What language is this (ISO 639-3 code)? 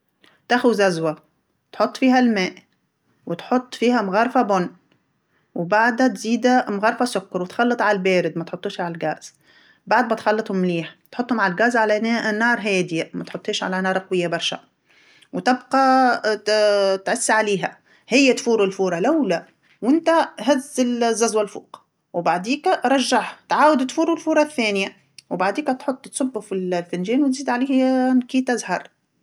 aeb